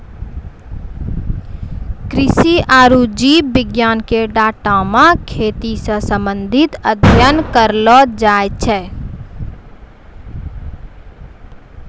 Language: Maithili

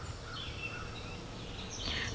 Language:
Vietnamese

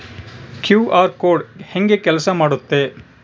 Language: Kannada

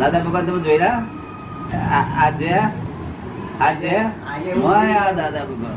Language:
Gujarati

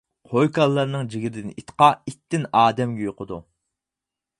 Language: Uyghur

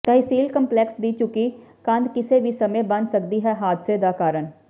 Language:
Punjabi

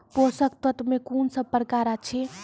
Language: Maithili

